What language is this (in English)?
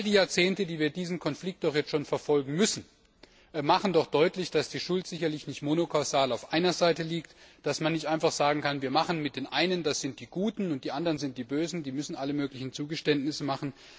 German